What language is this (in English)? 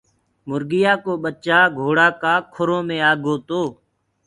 Gurgula